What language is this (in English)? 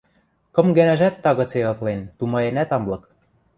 Western Mari